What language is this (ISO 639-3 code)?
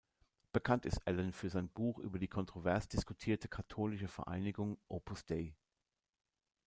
deu